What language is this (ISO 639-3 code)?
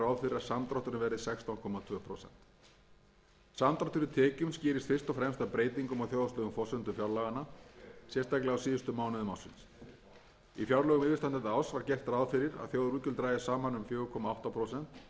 isl